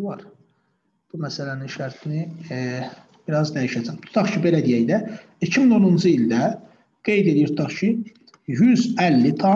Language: Turkish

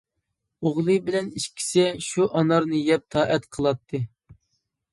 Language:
Uyghur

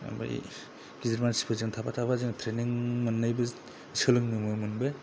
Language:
Bodo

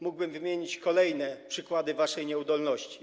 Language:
Polish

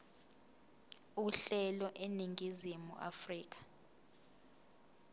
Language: Zulu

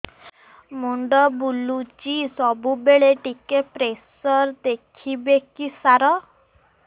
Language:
Odia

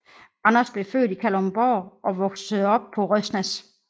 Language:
Danish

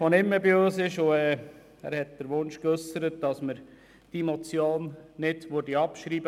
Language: Swiss German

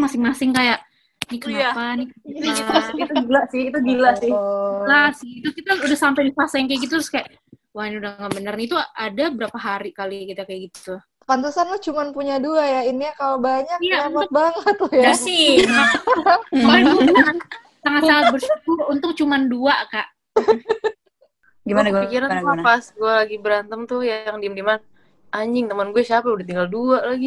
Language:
Indonesian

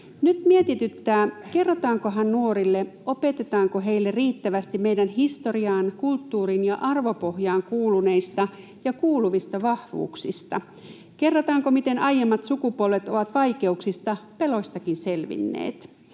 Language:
Finnish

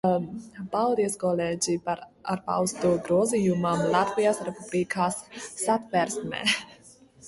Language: Latvian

